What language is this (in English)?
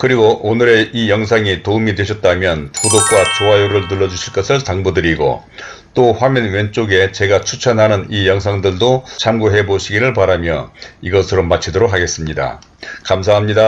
Korean